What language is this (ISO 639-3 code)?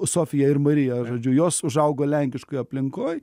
lit